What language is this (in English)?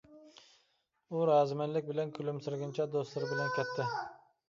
Uyghur